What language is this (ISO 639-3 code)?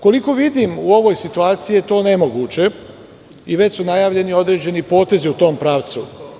srp